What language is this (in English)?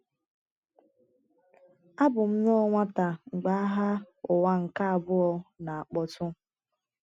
Igbo